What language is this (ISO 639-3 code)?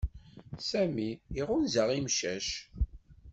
kab